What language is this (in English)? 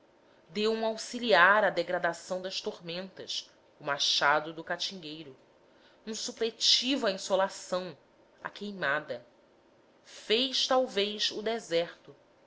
Portuguese